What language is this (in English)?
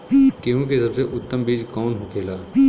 Bhojpuri